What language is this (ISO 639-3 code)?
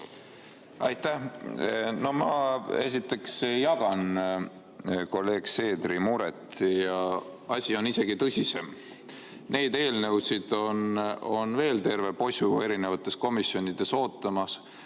est